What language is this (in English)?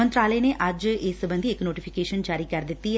Punjabi